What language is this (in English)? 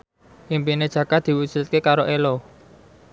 Javanese